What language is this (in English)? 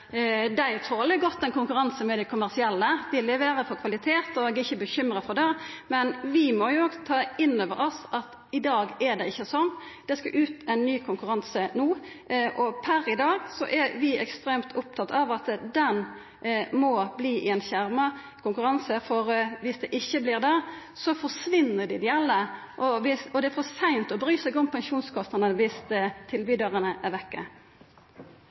Norwegian Nynorsk